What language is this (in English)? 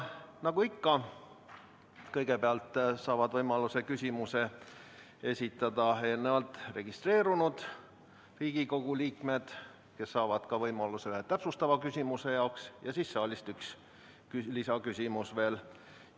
Estonian